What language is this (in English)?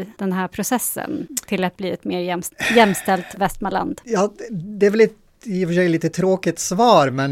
Swedish